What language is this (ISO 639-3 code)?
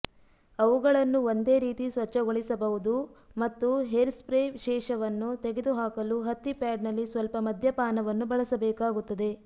kan